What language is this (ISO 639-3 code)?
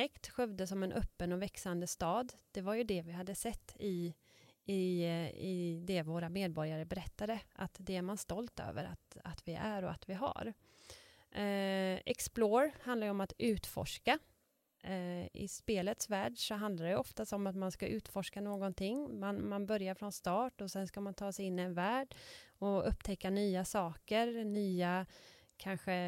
swe